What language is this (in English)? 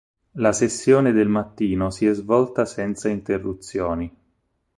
Italian